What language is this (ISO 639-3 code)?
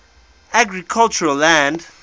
eng